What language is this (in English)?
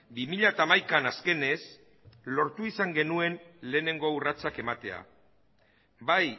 Basque